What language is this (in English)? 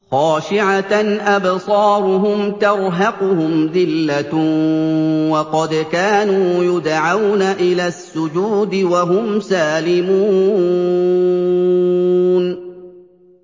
Arabic